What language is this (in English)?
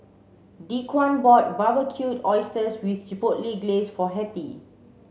English